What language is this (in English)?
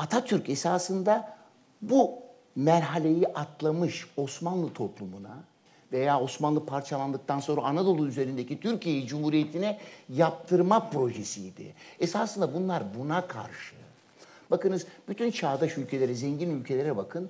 Turkish